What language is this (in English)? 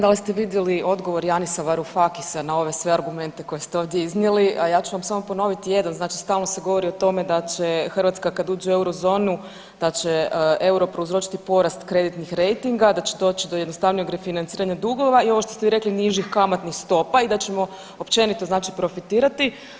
Croatian